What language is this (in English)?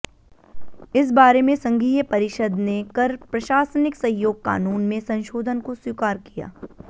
Hindi